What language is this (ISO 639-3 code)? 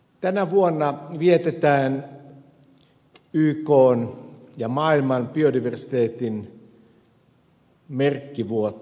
fin